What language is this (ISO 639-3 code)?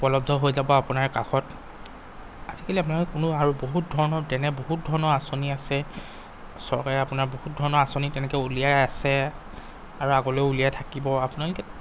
asm